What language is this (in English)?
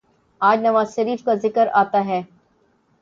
Urdu